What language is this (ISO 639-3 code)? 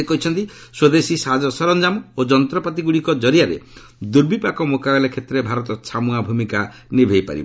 ori